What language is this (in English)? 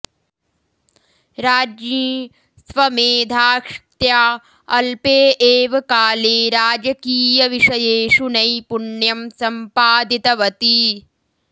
Sanskrit